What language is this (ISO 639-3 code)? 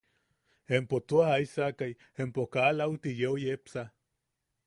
yaq